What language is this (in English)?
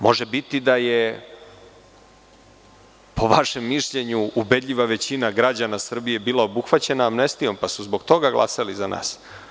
Serbian